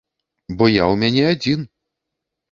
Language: Belarusian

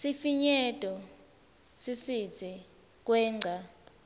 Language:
Swati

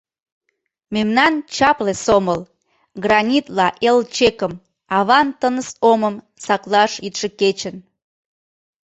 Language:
Mari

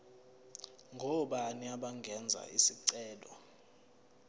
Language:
Zulu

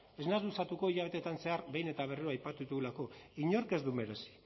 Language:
Basque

